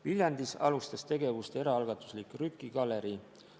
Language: Estonian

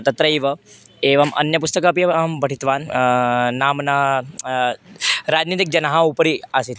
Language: Sanskrit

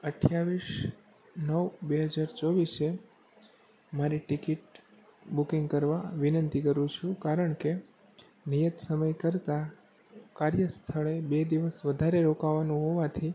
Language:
Gujarati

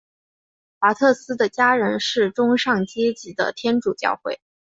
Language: Chinese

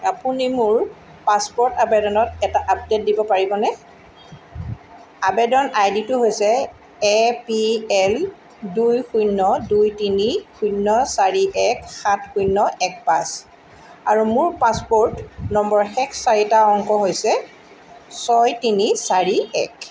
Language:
Assamese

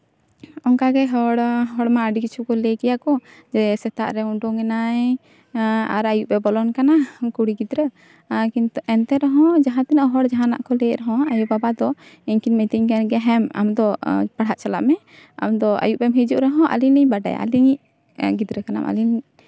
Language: Santali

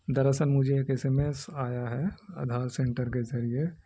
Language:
Urdu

